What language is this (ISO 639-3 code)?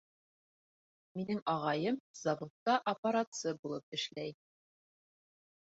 bak